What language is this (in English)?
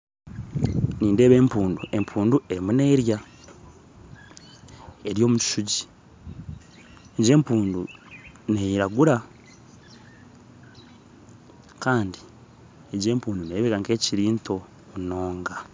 Nyankole